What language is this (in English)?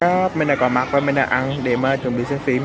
Vietnamese